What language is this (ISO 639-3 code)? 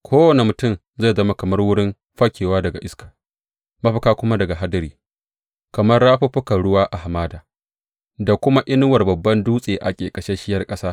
hau